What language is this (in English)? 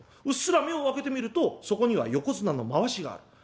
Japanese